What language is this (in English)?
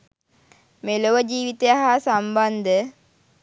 Sinhala